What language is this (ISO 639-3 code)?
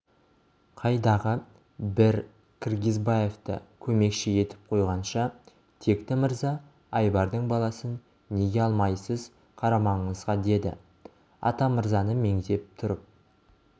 kaz